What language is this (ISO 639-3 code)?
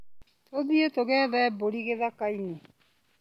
kik